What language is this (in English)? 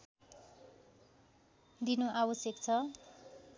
Nepali